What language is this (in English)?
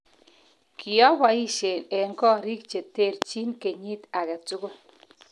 Kalenjin